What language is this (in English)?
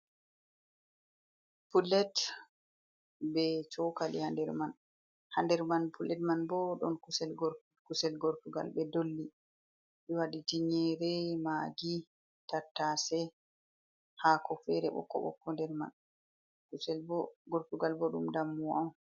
Fula